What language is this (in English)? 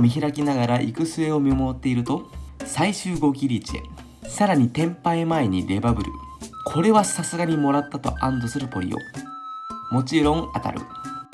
Japanese